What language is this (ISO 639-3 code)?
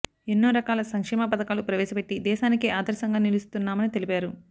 tel